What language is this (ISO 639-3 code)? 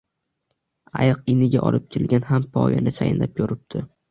uzb